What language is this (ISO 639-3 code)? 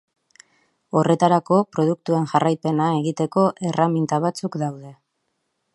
eus